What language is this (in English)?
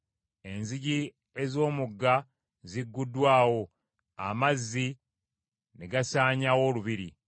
Ganda